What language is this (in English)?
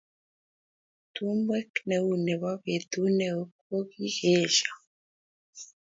Kalenjin